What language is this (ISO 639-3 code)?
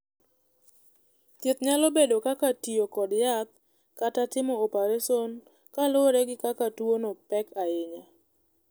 luo